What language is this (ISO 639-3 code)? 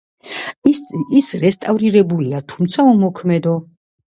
kat